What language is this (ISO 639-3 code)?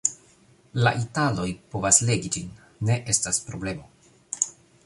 epo